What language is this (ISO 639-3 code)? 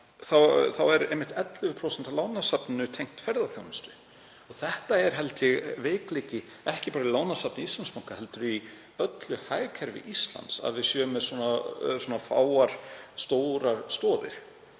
isl